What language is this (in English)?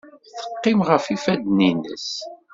Kabyle